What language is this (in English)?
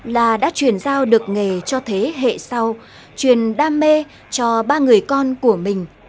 Vietnamese